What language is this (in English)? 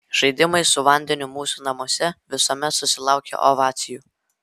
Lithuanian